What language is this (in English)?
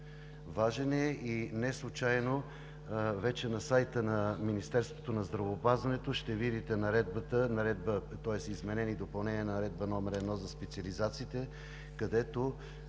Bulgarian